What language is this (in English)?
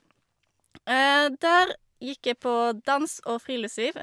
Norwegian